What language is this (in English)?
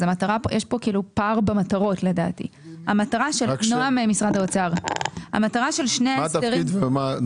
Hebrew